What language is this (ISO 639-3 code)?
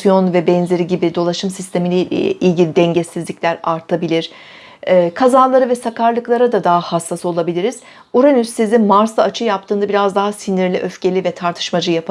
tur